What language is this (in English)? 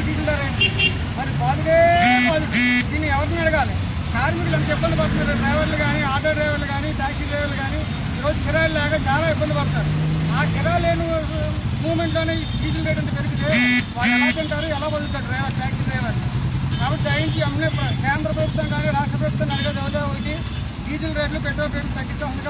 Hindi